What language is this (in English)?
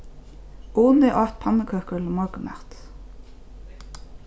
Faroese